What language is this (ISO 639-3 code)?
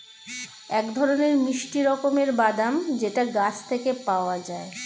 ben